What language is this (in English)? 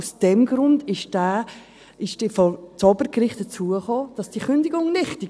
Swiss German